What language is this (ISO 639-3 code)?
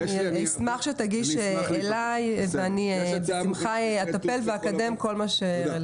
heb